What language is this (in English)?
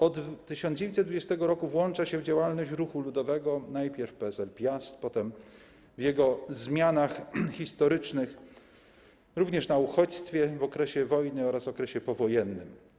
Polish